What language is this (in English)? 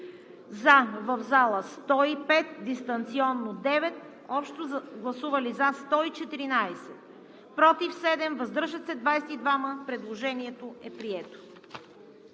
Bulgarian